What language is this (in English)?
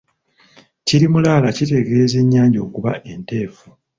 Ganda